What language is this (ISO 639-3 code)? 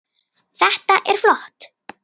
isl